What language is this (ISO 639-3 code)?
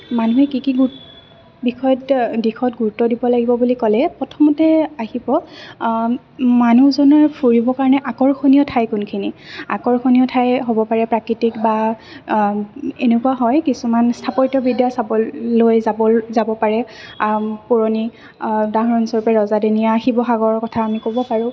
asm